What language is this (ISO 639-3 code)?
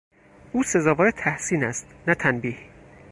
fas